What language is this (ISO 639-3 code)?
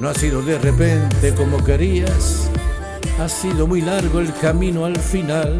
spa